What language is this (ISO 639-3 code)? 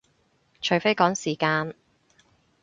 yue